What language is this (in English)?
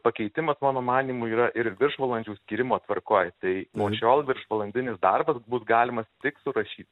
Lithuanian